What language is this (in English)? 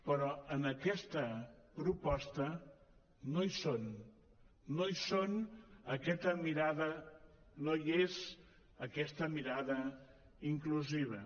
Catalan